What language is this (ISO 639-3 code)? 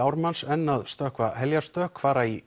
isl